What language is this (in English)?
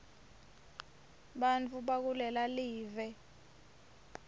Swati